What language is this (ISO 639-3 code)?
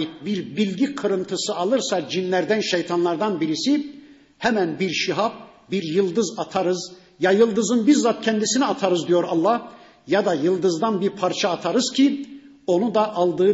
tur